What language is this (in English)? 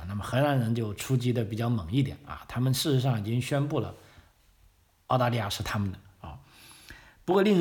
Chinese